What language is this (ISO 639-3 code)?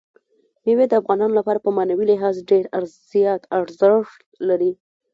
pus